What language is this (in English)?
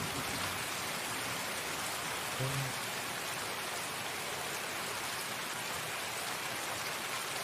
Russian